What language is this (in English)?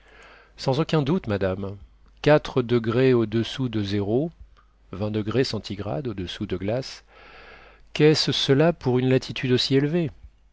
French